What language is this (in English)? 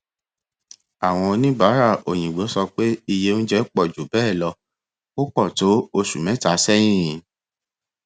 Yoruba